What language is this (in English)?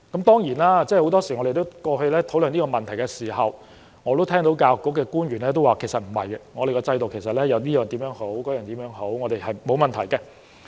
Cantonese